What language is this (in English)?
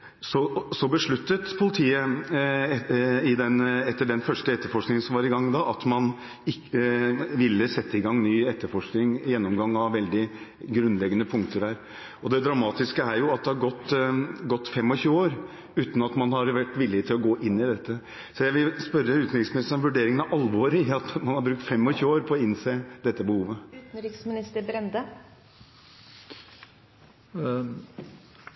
Norwegian Bokmål